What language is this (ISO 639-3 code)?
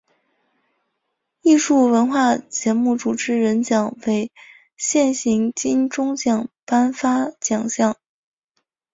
zho